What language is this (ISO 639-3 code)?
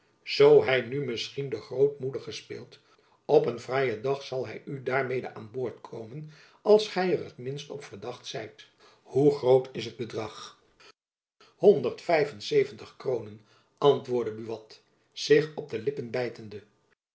nld